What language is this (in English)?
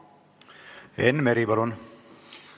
Estonian